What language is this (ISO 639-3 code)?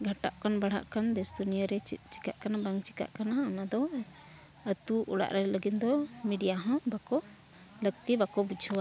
sat